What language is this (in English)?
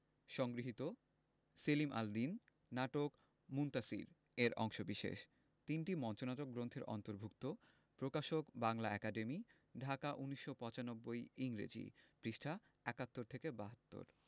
Bangla